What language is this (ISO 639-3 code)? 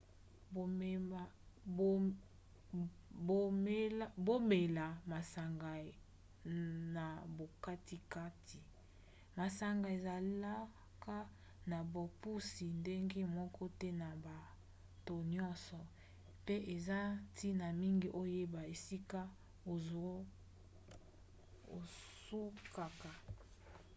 lin